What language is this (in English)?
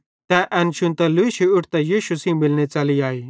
Bhadrawahi